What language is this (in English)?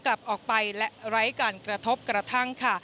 Thai